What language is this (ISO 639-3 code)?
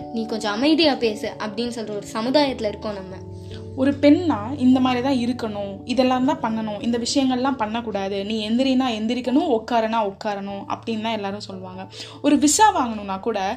tam